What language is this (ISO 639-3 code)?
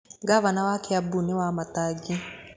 kik